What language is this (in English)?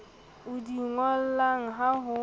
Southern Sotho